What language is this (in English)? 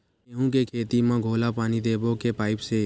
Chhattisgarhi